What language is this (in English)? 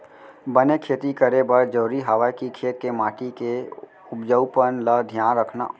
Chhattisgarhi